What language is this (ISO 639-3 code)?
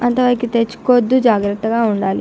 tel